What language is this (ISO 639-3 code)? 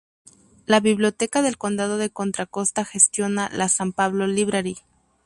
spa